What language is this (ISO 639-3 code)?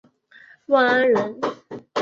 zho